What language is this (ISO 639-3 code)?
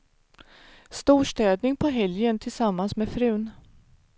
swe